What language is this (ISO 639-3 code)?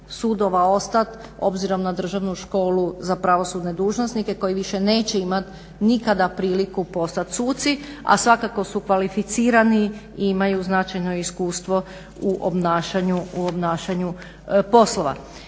hrv